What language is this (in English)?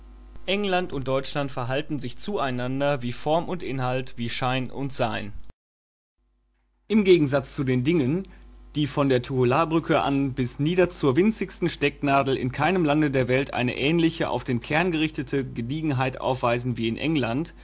German